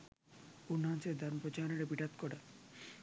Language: Sinhala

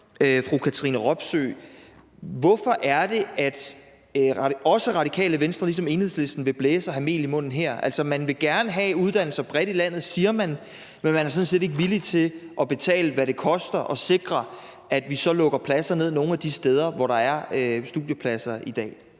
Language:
Danish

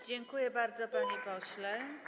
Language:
Polish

